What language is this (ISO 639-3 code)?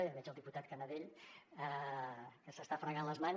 cat